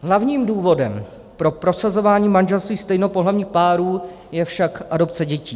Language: Czech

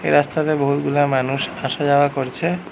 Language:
Bangla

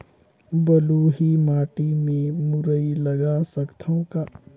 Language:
Chhattisgarhi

